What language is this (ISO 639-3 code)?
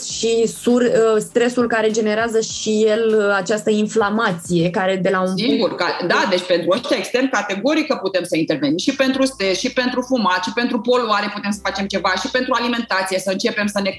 ron